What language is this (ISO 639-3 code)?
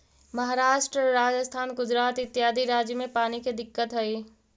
mag